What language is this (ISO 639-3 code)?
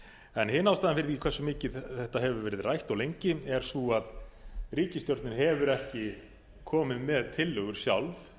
isl